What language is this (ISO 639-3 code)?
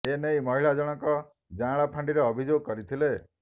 ori